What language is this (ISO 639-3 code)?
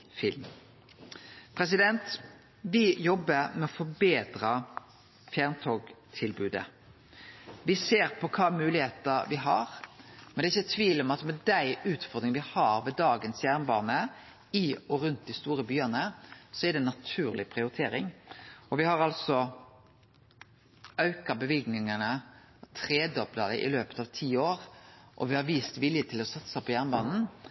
nno